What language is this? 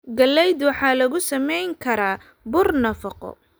Somali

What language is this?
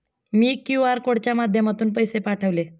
Marathi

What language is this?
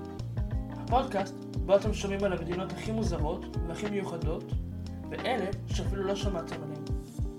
Hebrew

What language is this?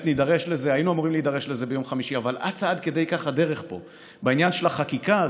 Hebrew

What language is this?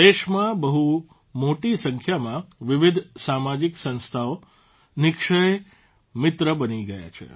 Gujarati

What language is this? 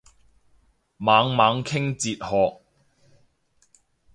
Cantonese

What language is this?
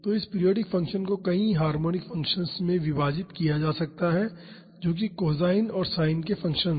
Hindi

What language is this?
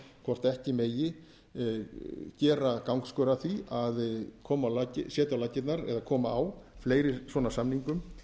Icelandic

